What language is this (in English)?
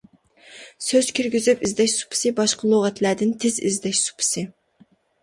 Uyghur